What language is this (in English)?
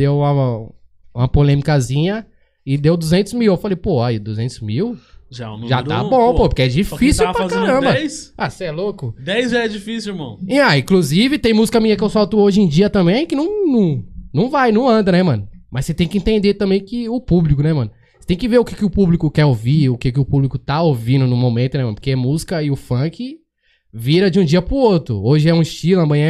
Portuguese